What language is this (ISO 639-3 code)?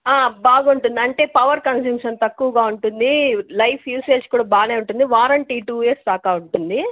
tel